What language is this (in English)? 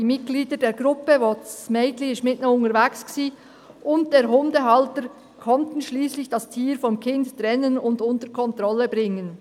Swiss German